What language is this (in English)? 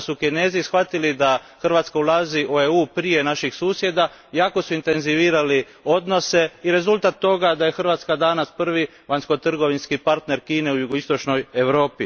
Croatian